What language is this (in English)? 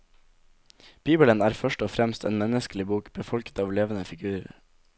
Norwegian